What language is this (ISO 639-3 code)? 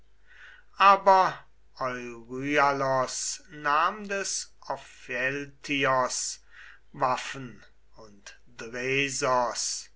deu